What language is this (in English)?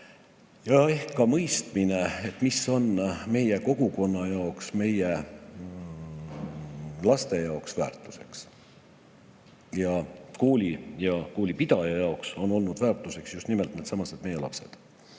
Estonian